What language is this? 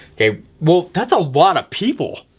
English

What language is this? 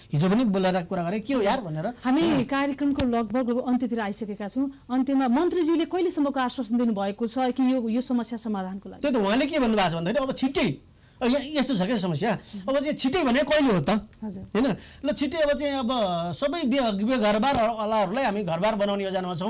Korean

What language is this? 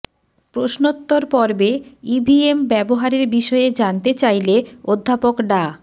Bangla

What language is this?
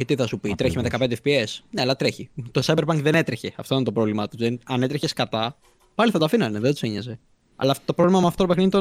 Greek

